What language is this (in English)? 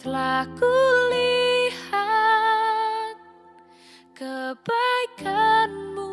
Indonesian